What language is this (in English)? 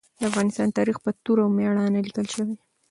Pashto